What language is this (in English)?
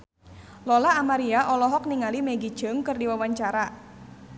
Sundanese